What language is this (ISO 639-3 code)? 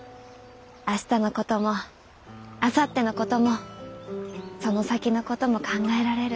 jpn